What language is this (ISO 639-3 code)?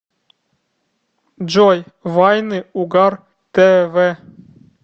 rus